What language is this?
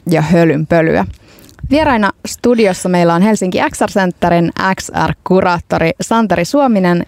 Finnish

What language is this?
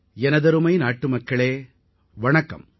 Tamil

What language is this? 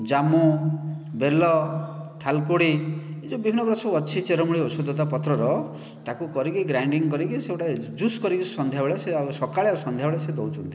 Odia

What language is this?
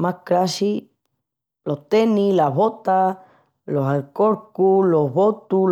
Extremaduran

